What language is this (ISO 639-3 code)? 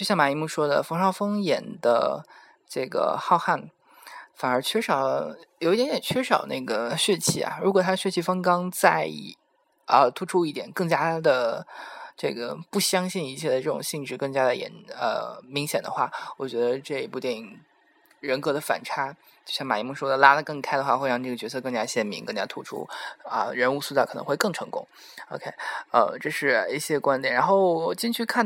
zho